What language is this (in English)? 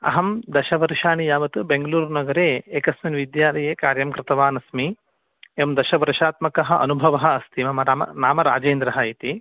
Sanskrit